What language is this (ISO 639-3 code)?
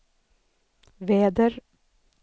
swe